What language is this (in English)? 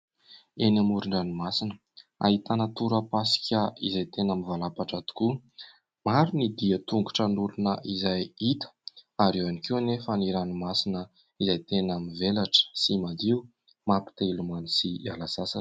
Malagasy